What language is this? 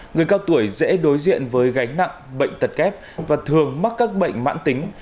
Vietnamese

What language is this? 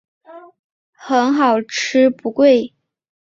Chinese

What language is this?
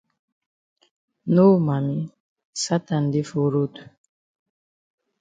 Cameroon Pidgin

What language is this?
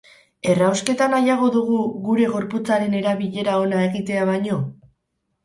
Basque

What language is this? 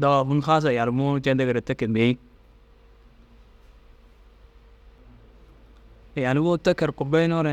Dazaga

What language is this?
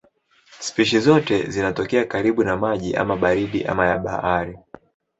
Swahili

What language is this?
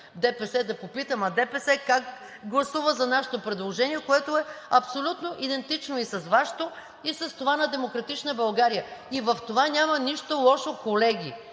Bulgarian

